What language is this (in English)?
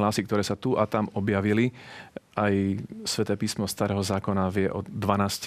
Slovak